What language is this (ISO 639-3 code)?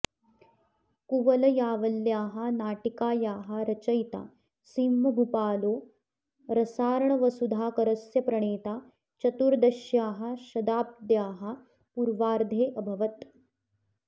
san